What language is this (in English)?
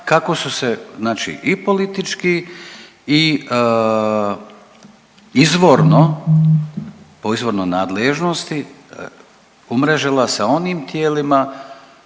Croatian